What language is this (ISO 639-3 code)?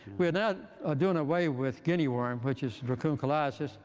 eng